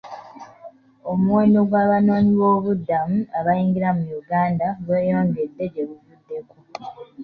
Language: Ganda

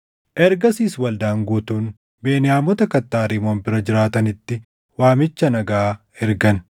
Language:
Oromo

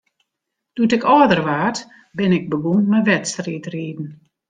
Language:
Western Frisian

